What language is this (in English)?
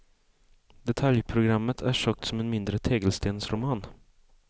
Swedish